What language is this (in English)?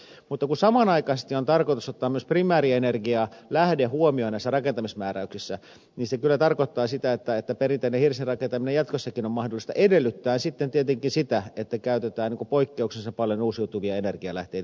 Finnish